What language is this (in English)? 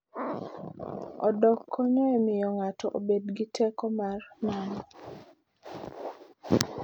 Luo (Kenya and Tanzania)